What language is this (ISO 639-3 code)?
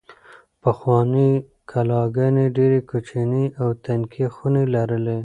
pus